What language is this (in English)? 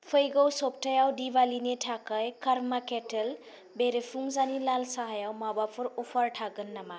Bodo